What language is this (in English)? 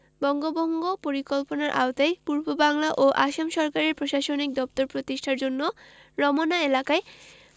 Bangla